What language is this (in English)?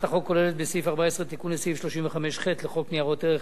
Hebrew